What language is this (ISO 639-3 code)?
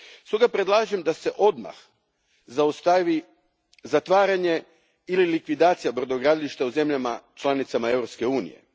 hrv